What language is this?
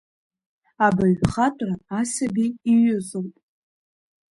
Abkhazian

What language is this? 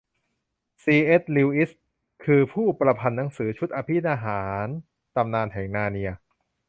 Thai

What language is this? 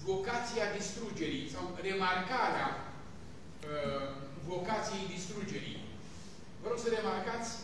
Romanian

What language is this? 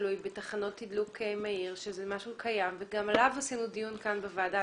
Hebrew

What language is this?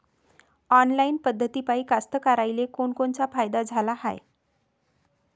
Marathi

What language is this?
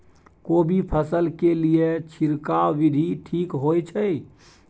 Maithili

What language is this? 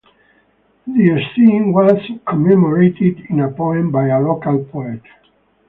English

